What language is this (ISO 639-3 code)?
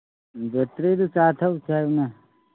mni